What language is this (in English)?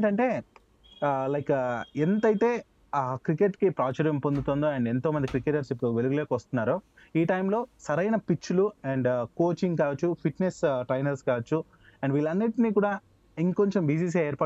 Telugu